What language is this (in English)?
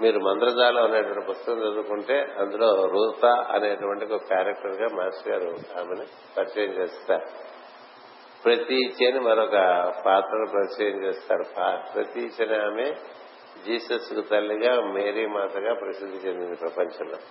Telugu